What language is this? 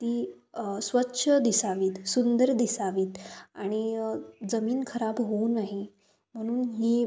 Marathi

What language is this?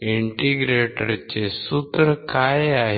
Marathi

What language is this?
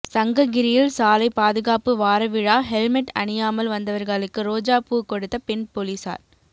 Tamil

